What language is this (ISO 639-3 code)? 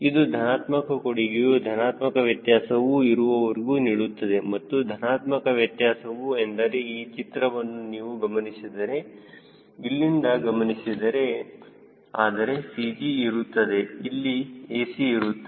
kan